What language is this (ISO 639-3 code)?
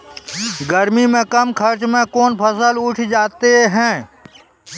mai